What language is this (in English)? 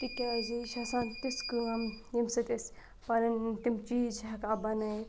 Kashmiri